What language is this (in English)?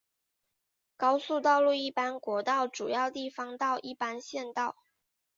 Chinese